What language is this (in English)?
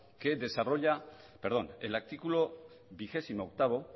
Spanish